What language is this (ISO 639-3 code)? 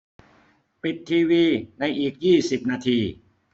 tha